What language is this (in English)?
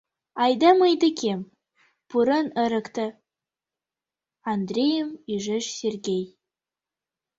Mari